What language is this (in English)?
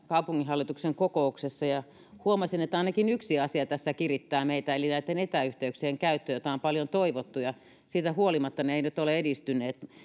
Finnish